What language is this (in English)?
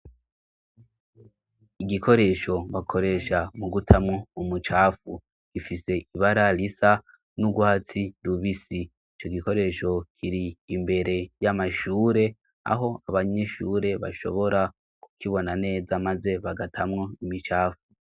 Rundi